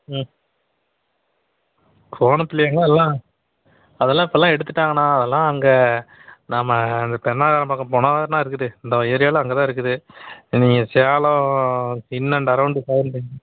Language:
Tamil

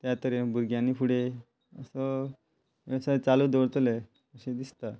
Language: Konkani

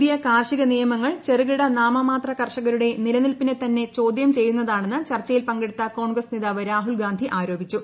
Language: Malayalam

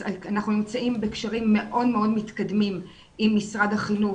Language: Hebrew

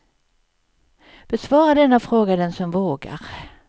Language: Swedish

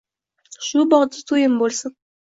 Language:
Uzbek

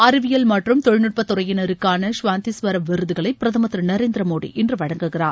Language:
Tamil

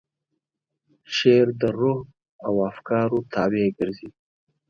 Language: Pashto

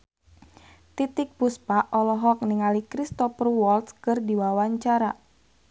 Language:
Sundanese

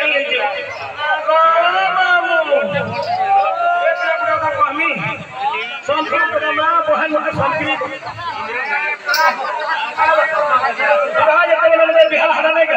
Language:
Arabic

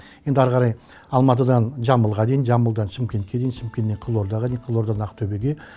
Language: Kazakh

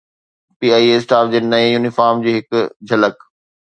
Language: Sindhi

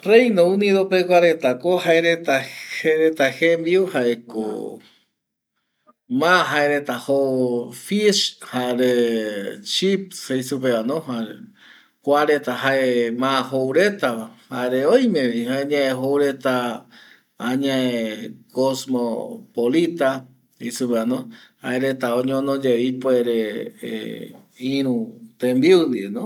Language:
Eastern Bolivian Guaraní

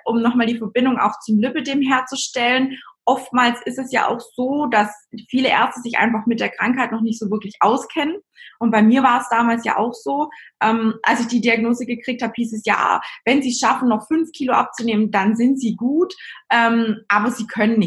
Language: German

